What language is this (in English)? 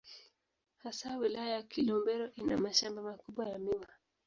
Swahili